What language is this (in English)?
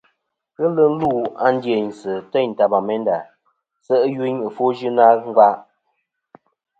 Kom